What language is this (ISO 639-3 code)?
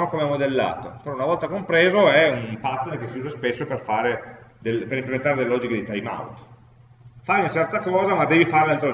ita